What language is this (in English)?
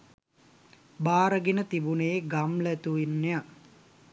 Sinhala